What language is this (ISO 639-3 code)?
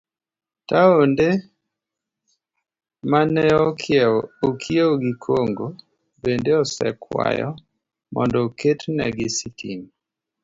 luo